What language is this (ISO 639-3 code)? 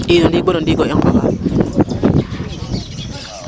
srr